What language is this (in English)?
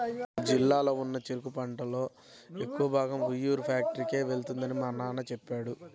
Telugu